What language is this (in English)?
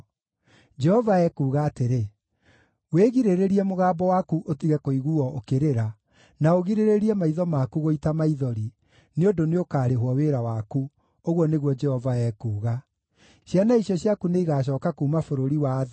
Kikuyu